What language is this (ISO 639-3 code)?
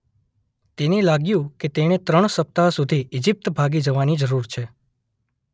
guj